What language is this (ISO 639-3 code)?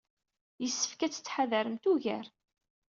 kab